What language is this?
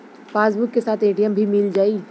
Bhojpuri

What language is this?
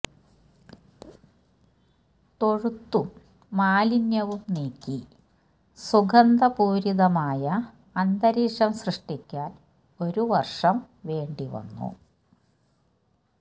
Malayalam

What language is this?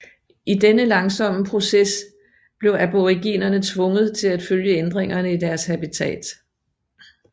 Danish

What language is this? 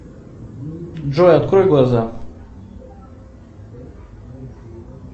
Russian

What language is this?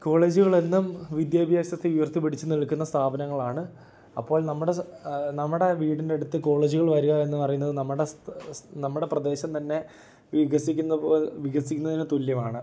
Malayalam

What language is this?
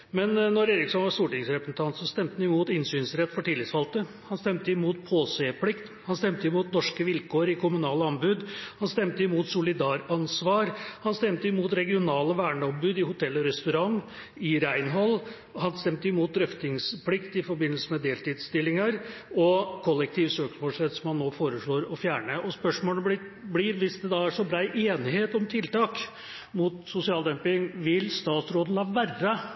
Norwegian Bokmål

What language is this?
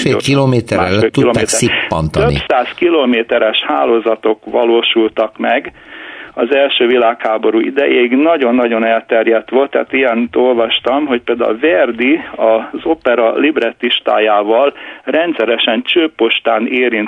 Hungarian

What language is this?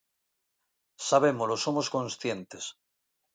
Galician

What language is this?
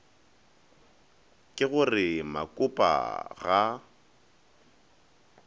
Northern Sotho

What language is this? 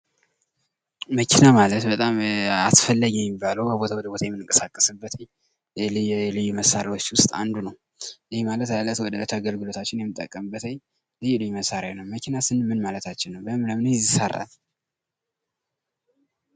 Amharic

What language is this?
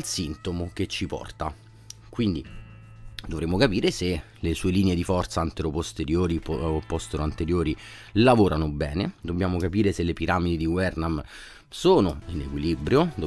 Italian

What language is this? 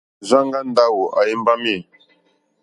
Mokpwe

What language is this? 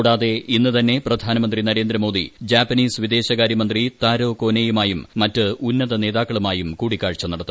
Malayalam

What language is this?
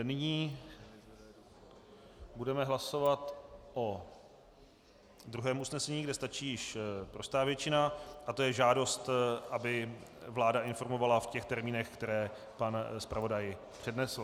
Czech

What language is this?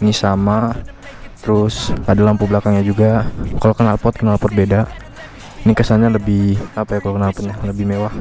Indonesian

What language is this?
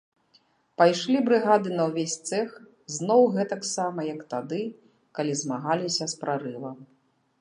Belarusian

